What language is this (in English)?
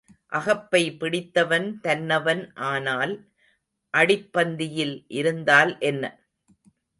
Tamil